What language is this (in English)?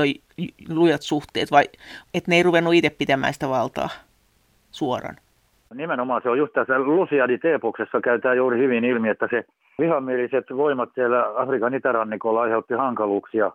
Finnish